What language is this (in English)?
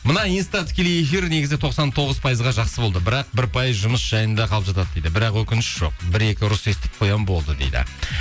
Kazakh